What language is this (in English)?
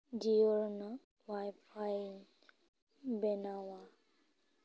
Santali